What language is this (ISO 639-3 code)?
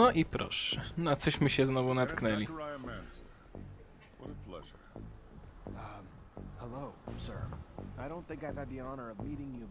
pol